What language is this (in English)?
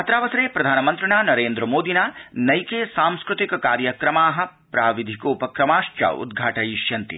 Sanskrit